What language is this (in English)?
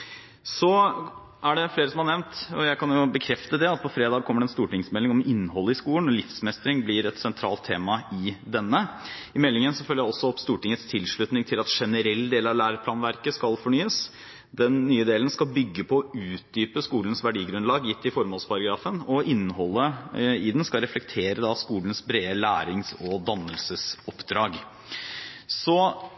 Norwegian Bokmål